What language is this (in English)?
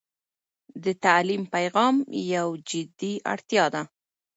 Pashto